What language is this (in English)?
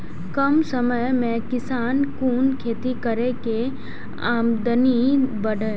Maithili